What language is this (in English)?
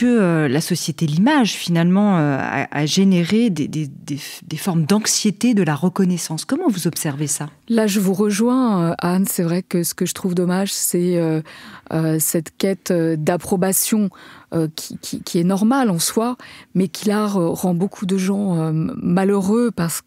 French